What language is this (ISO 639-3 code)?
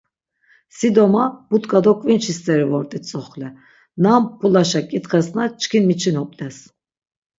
lzz